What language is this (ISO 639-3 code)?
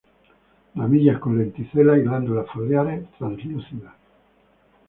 spa